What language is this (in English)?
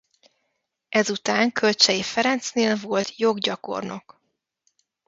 Hungarian